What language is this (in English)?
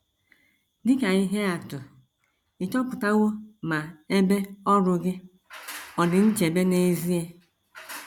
Igbo